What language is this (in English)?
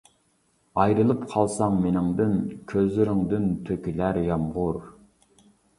Uyghur